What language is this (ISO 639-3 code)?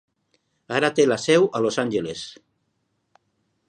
cat